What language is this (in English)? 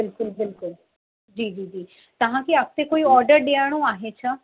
Sindhi